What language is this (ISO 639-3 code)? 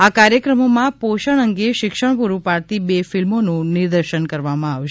guj